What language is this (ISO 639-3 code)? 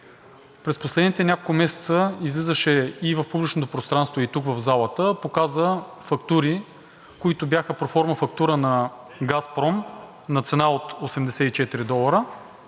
bul